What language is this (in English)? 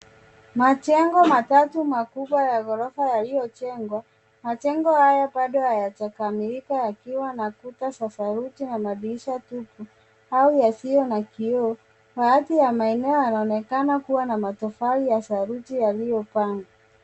Swahili